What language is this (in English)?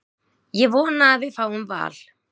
Icelandic